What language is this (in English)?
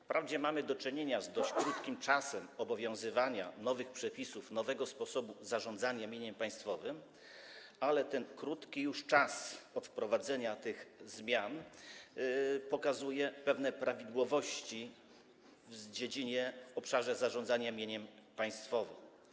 Polish